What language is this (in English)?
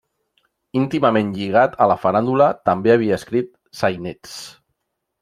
Catalan